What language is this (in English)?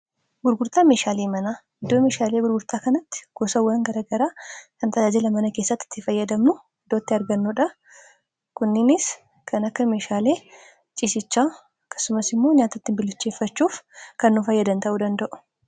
Oromo